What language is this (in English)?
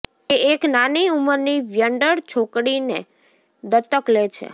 Gujarati